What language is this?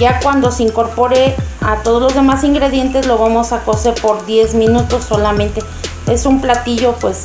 Spanish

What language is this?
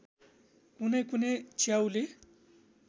Nepali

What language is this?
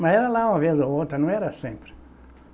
Portuguese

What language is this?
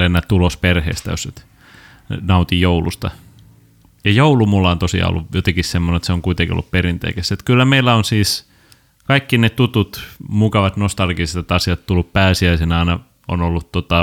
Finnish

